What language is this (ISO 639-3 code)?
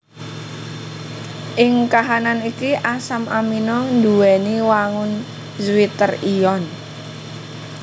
jav